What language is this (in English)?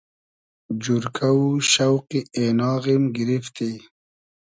Hazaragi